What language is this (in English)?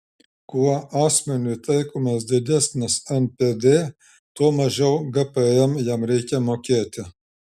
Lithuanian